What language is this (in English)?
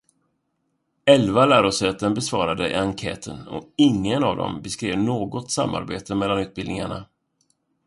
Swedish